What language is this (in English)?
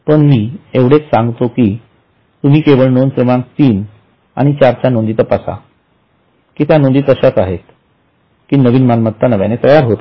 Marathi